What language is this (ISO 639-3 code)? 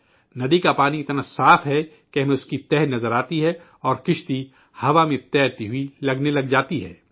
urd